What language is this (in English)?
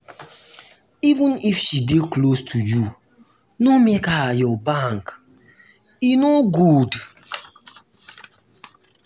Nigerian Pidgin